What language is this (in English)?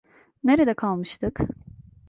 Turkish